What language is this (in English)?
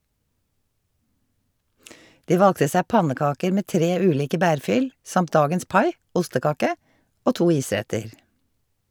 Norwegian